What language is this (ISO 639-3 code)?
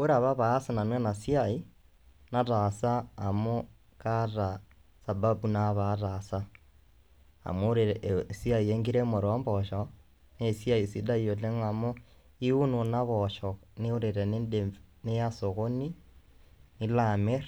mas